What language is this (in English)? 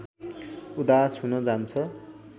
Nepali